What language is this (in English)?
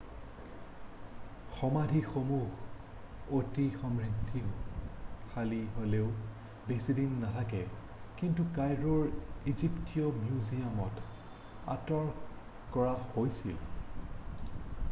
Assamese